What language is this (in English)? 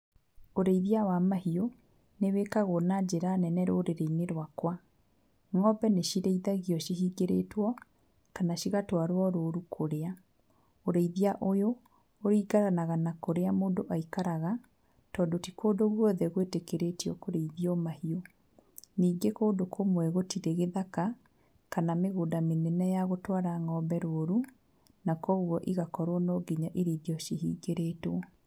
Kikuyu